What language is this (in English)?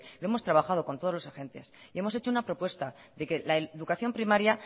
Spanish